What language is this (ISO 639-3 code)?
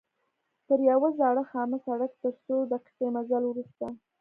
pus